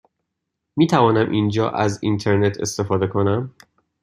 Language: Persian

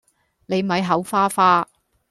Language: Cantonese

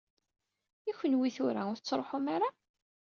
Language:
Kabyle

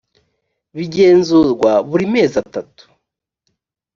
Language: Kinyarwanda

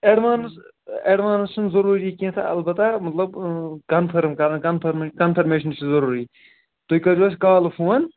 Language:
Kashmiri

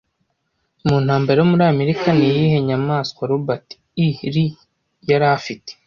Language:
Kinyarwanda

